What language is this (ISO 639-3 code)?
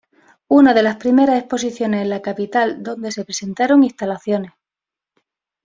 spa